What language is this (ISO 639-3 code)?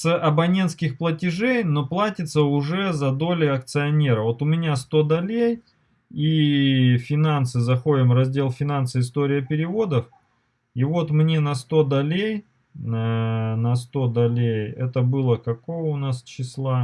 rus